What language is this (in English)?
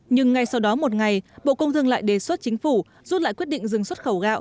Vietnamese